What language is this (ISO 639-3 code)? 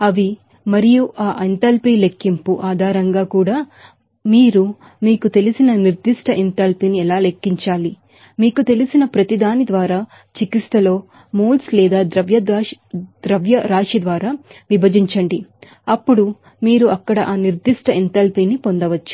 tel